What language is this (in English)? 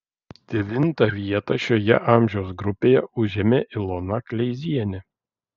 Lithuanian